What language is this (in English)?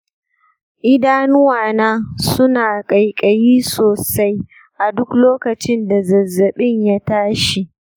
Hausa